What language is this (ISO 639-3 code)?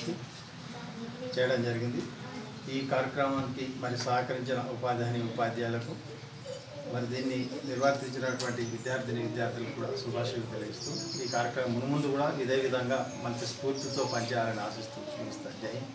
ara